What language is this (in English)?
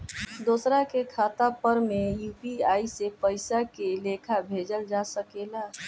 Bhojpuri